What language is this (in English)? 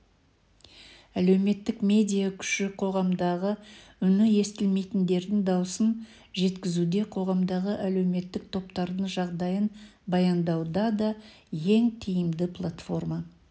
Kazakh